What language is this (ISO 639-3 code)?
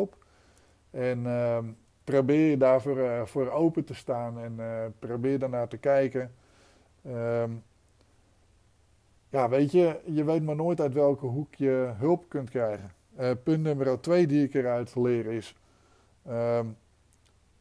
nld